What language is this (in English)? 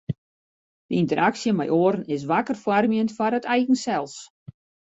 Western Frisian